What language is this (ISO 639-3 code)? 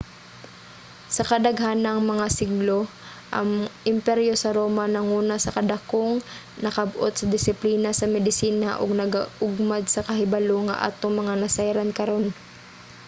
ceb